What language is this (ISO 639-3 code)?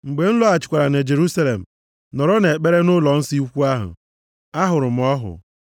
ibo